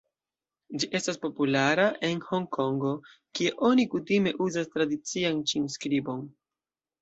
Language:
Esperanto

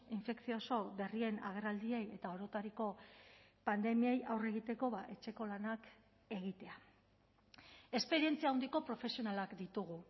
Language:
Basque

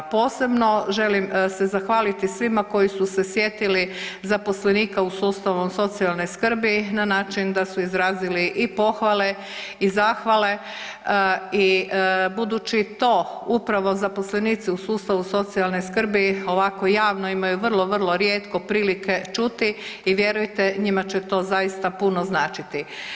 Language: Croatian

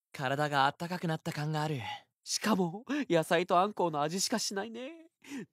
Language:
Japanese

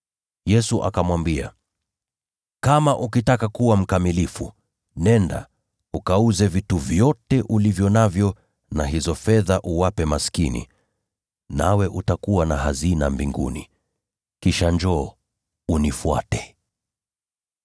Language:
Swahili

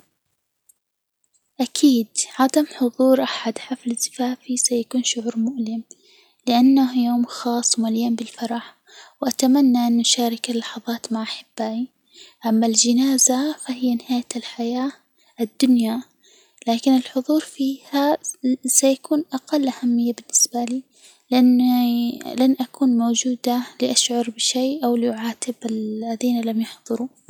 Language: Hijazi Arabic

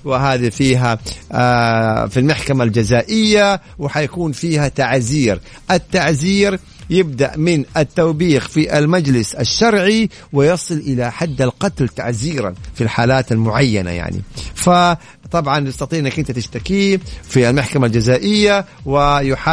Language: Arabic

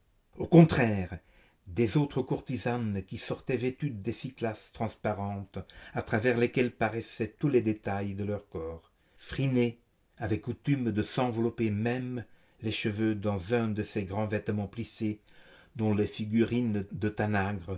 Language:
French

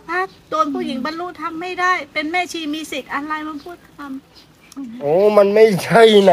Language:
Thai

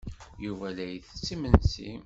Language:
Kabyle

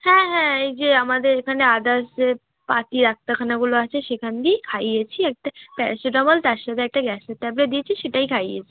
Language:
Bangla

